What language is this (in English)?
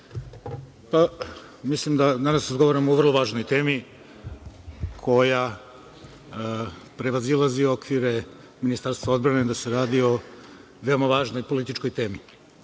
Serbian